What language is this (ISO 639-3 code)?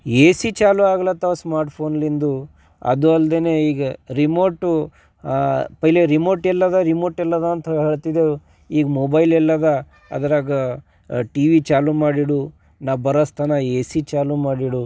kan